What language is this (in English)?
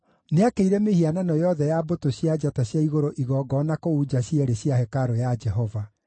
Kikuyu